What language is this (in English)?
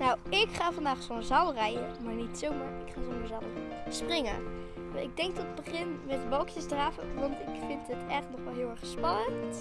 Dutch